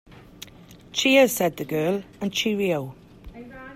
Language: English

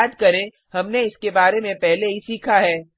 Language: Hindi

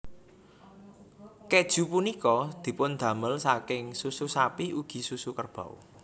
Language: Javanese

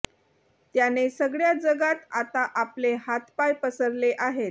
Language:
Marathi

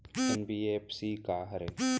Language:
Chhattisgarhi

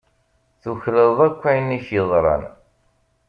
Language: Kabyle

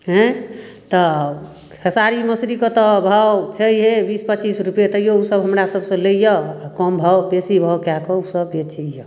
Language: Maithili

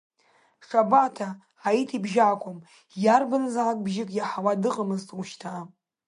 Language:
Abkhazian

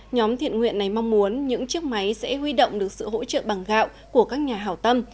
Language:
Vietnamese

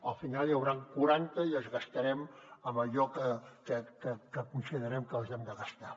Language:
Catalan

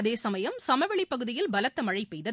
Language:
Tamil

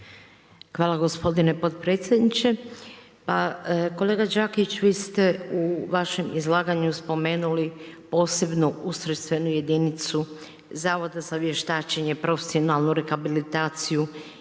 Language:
Croatian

